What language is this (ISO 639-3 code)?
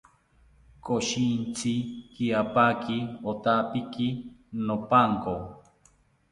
cpy